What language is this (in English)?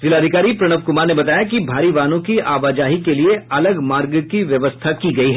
Hindi